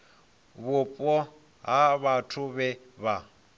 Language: Venda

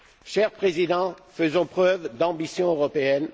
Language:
French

